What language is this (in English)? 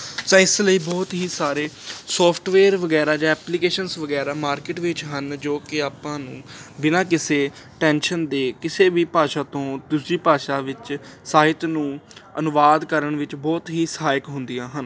Punjabi